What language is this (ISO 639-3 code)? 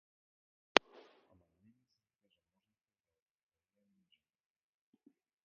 mkd